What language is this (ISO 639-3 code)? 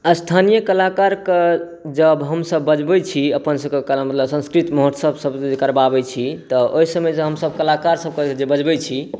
mai